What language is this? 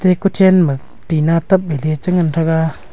Wancho Naga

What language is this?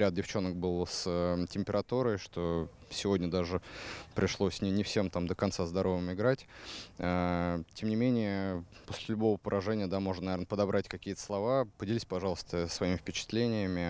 Russian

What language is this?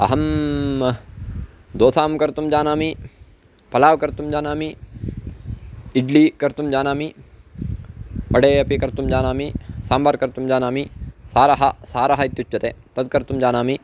Sanskrit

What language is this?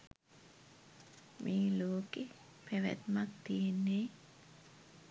Sinhala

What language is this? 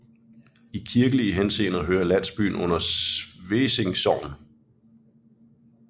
Danish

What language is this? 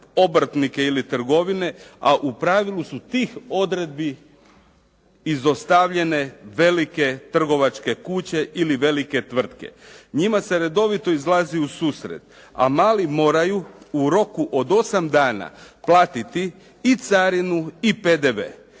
Croatian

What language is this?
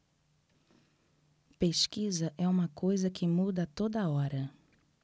Portuguese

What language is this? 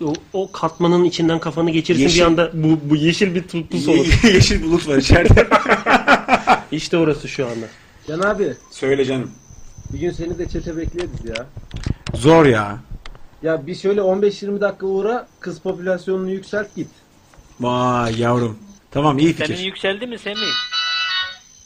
Turkish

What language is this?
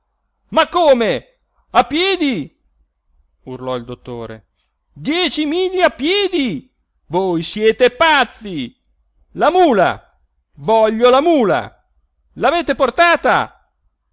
Italian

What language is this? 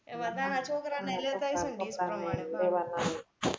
Gujarati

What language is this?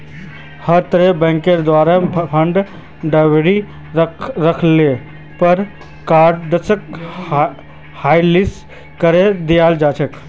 Magahi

